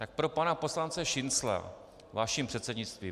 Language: Czech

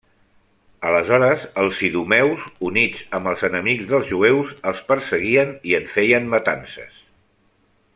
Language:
Catalan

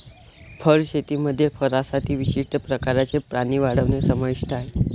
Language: Marathi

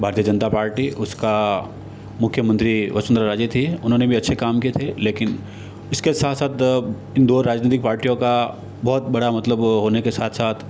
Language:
Hindi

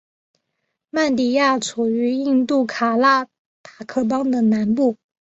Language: Chinese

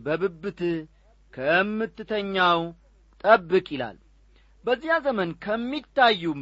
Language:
Amharic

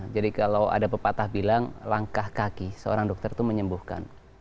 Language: Indonesian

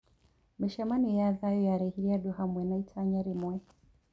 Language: Kikuyu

